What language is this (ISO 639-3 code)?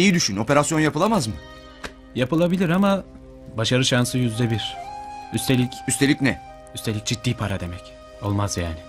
tur